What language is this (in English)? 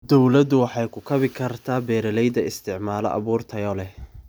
Somali